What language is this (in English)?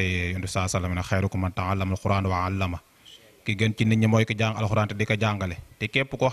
Indonesian